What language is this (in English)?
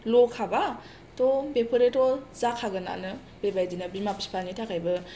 Bodo